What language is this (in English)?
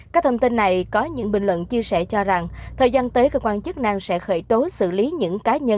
Vietnamese